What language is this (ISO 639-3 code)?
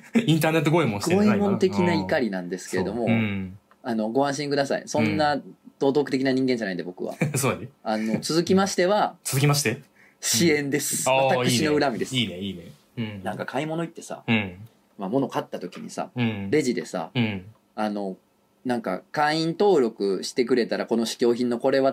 jpn